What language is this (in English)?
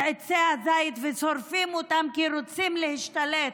Hebrew